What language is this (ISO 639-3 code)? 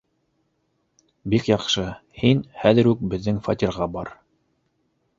bak